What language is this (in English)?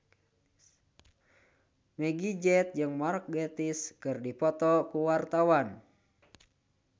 Sundanese